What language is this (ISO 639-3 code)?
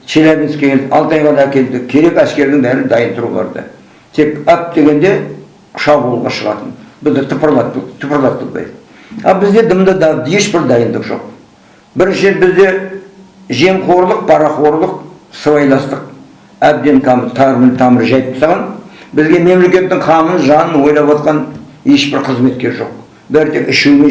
kaz